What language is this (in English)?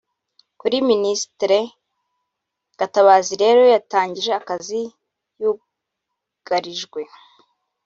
Kinyarwanda